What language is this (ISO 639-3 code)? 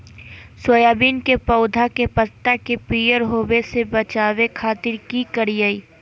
mag